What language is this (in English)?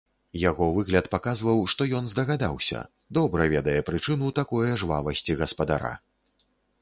Belarusian